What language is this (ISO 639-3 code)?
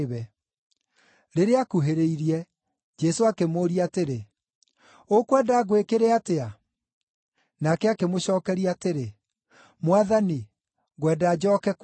kik